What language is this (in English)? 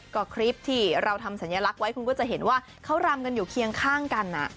Thai